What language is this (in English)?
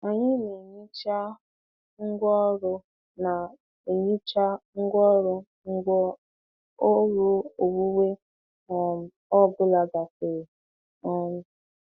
Igbo